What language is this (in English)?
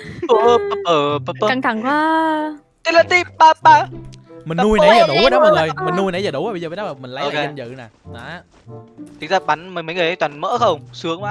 Vietnamese